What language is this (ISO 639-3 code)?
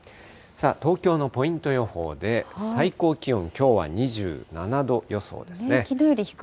jpn